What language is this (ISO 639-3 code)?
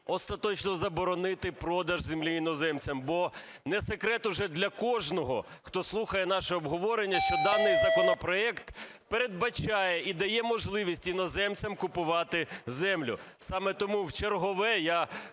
ukr